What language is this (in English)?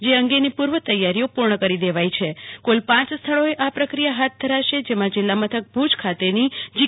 Gujarati